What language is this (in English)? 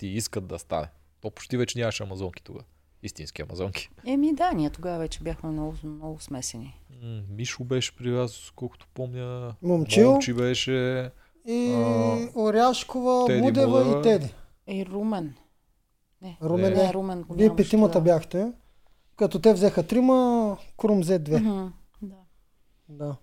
Bulgarian